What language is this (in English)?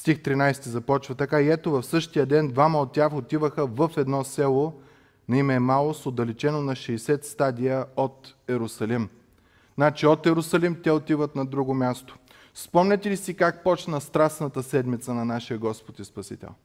Bulgarian